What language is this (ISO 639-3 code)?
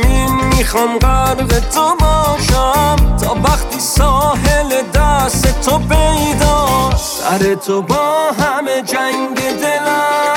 fas